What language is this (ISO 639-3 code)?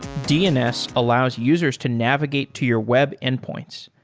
eng